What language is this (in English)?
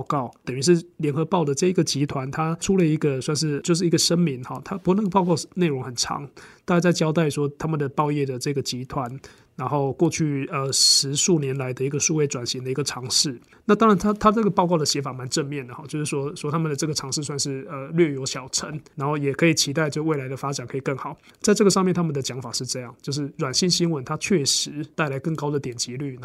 Chinese